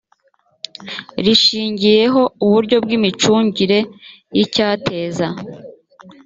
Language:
Kinyarwanda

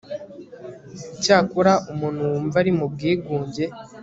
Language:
Kinyarwanda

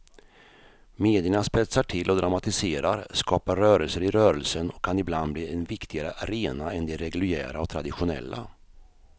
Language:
Swedish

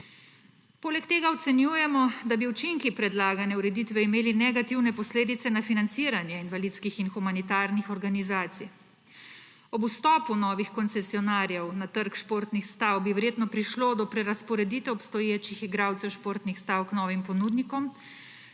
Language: Slovenian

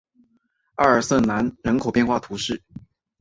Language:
Chinese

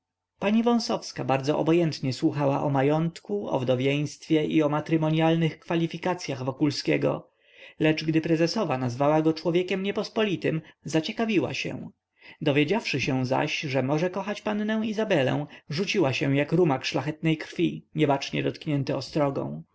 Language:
Polish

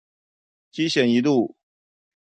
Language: Chinese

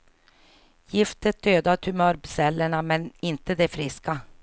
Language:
Swedish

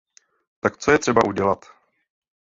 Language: Czech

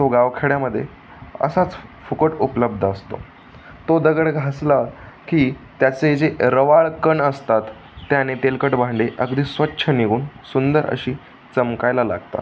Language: Marathi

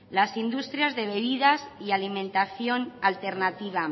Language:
Spanish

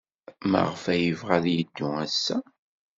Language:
Kabyle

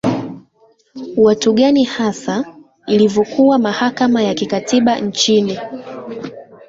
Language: Swahili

